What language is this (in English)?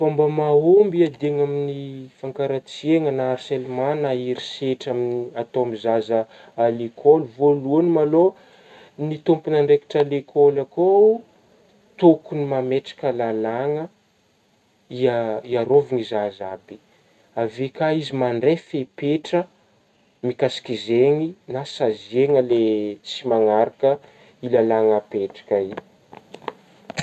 Northern Betsimisaraka Malagasy